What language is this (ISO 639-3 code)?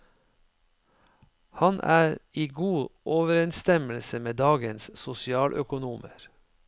nor